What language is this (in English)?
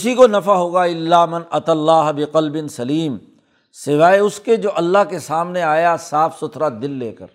Urdu